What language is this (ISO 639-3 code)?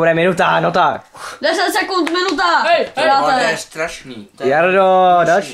ces